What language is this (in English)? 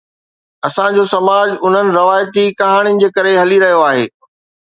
Sindhi